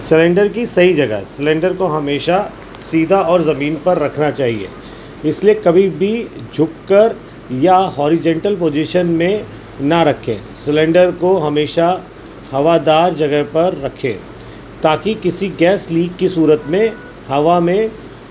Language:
Urdu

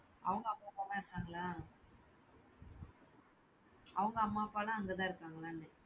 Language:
Tamil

